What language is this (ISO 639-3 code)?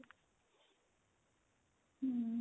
pan